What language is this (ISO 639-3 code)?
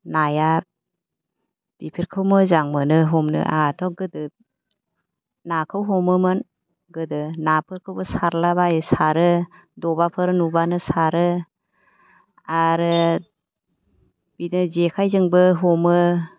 brx